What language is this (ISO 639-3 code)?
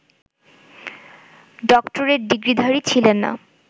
ben